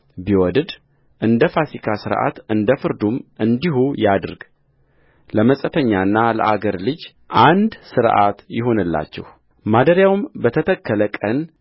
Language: Amharic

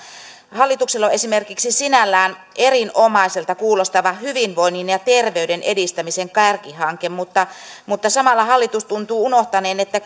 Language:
Finnish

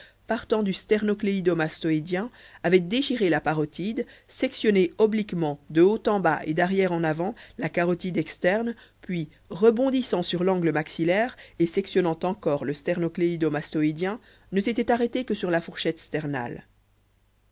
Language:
French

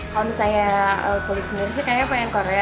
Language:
Indonesian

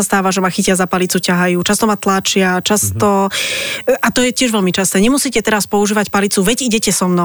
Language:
Slovak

